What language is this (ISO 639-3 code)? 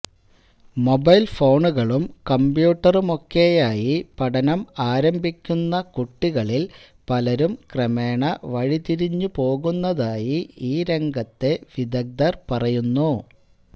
mal